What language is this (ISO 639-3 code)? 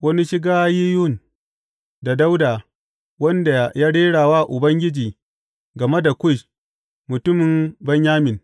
hau